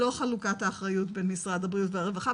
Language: Hebrew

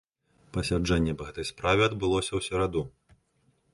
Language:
Belarusian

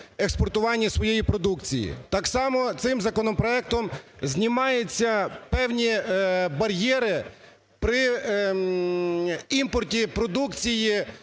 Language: Ukrainian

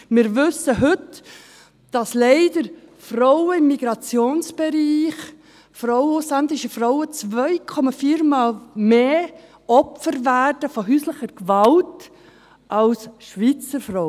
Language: Swiss German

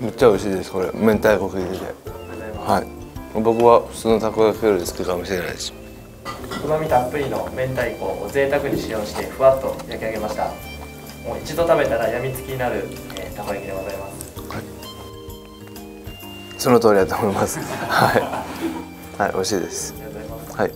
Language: Japanese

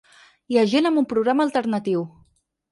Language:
Catalan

